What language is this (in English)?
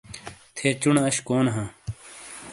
Shina